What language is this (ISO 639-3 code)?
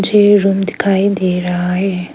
hin